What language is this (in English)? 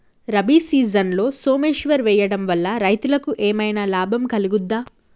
Telugu